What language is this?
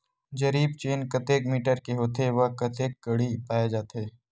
Chhattisgarhi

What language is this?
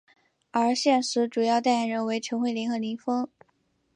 Chinese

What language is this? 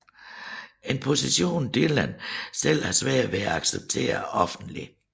Danish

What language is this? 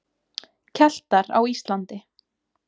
Icelandic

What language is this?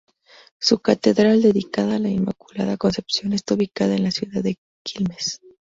Spanish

